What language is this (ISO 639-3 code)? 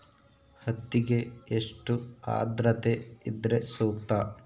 kan